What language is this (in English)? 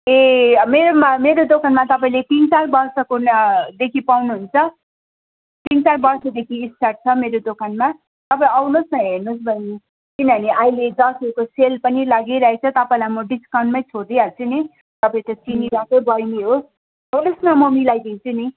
Nepali